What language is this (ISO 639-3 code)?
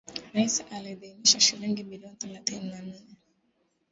swa